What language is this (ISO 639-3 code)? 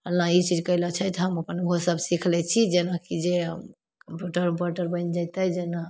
mai